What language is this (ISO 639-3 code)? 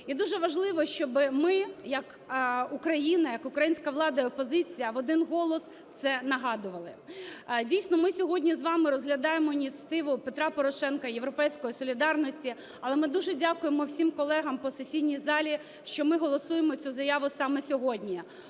ukr